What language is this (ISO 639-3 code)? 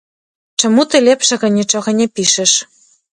bel